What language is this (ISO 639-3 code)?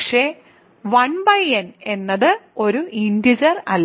mal